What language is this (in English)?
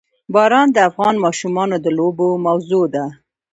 Pashto